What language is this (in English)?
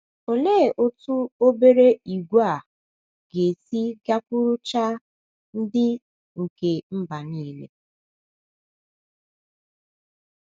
Igbo